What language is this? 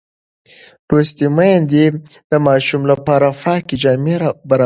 Pashto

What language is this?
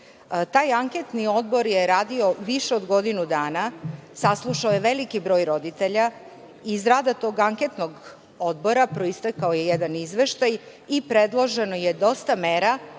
Serbian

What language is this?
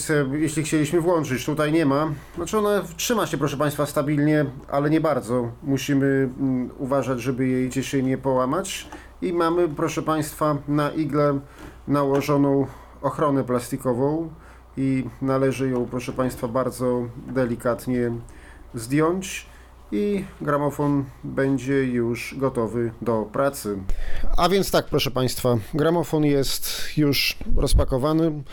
Polish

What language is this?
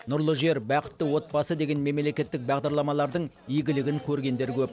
Kazakh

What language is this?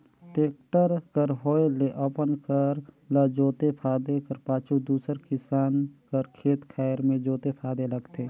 Chhattisgarhi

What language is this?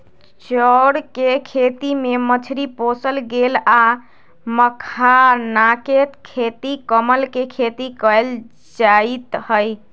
Magahi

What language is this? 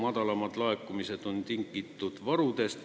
Estonian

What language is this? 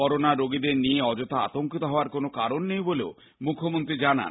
Bangla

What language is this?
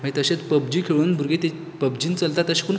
Konkani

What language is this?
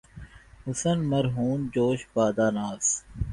Urdu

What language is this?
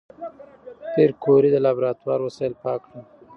Pashto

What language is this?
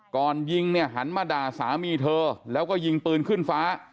Thai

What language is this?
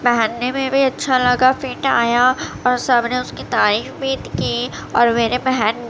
Urdu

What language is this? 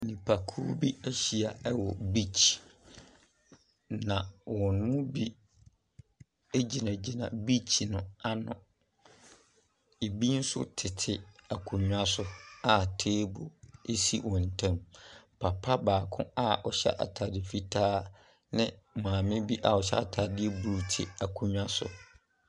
Akan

